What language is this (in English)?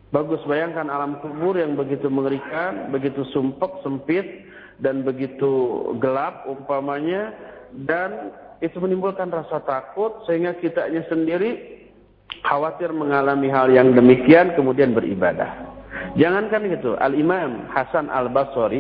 Indonesian